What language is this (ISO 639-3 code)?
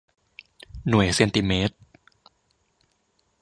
tha